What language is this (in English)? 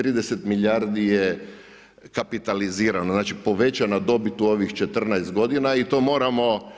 Croatian